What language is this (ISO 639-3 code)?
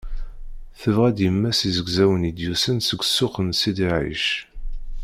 kab